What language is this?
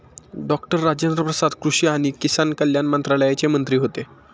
Marathi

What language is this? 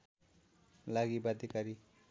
Nepali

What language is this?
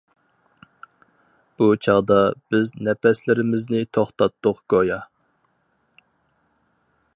Uyghur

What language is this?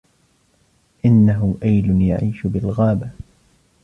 Arabic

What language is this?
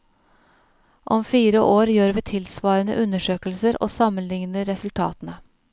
Norwegian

